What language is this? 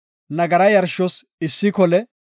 Gofa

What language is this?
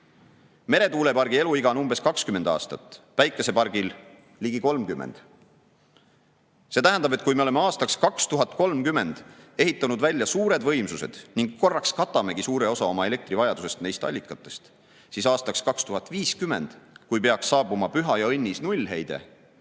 Estonian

